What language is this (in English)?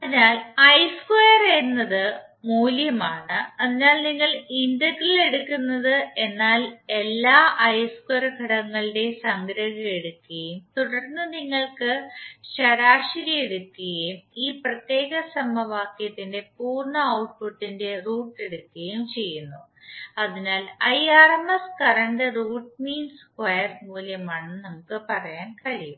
Malayalam